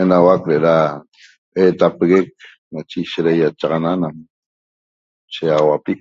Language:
Toba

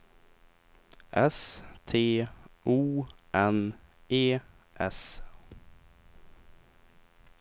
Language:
Swedish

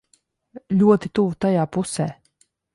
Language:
Latvian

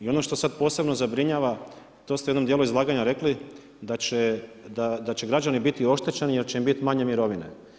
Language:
Croatian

